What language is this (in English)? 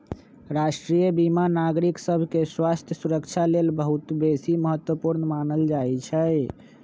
Magahi